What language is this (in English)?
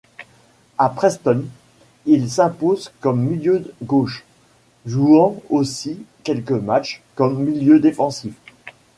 French